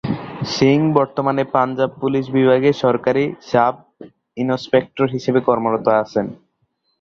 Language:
Bangla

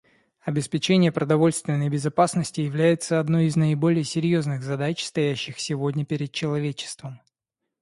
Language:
Russian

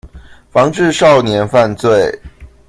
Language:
Chinese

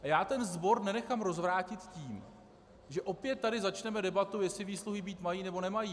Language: Czech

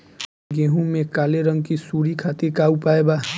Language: Bhojpuri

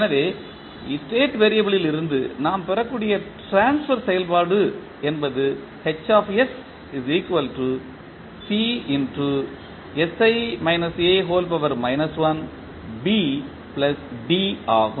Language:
Tamil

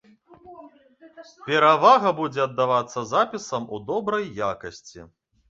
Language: Belarusian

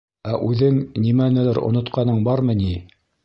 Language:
Bashkir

